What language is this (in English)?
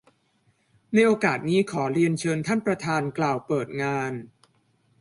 Thai